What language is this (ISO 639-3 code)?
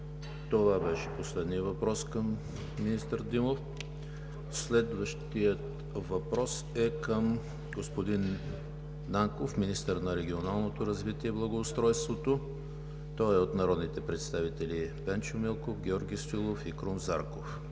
bul